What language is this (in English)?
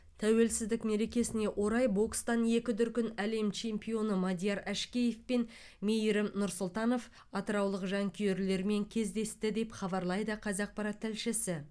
Kazakh